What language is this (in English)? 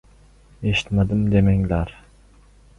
Uzbek